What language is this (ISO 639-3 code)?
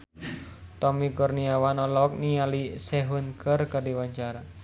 sun